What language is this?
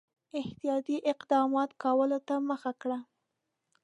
Pashto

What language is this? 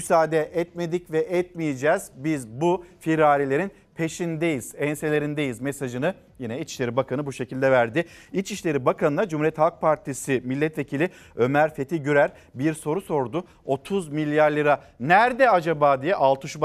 Turkish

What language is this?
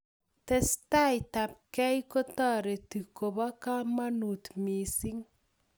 Kalenjin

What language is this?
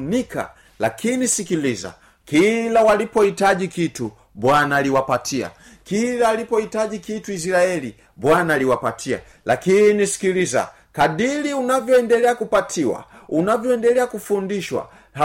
Swahili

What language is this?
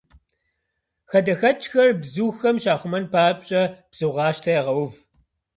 Kabardian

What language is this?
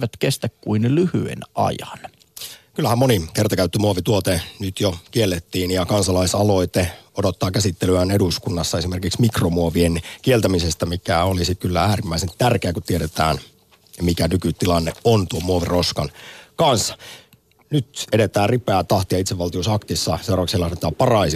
Finnish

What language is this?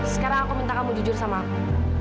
Indonesian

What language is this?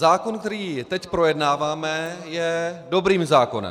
Czech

